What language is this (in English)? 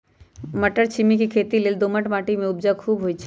Magahi